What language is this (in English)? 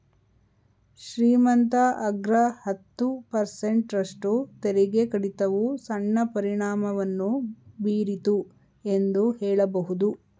Kannada